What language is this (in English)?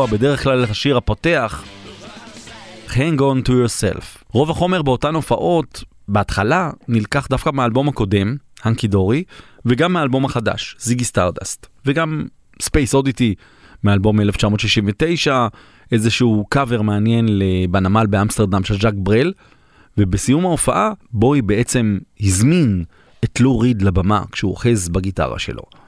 Hebrew